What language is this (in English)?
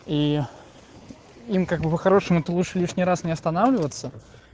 Russian